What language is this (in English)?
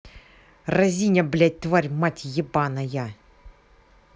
Russian